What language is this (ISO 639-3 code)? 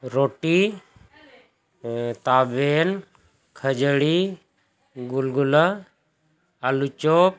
sat